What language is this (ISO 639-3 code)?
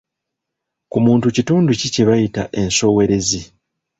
lug